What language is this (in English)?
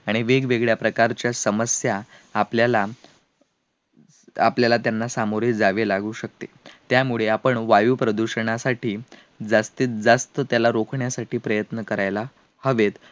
Marathi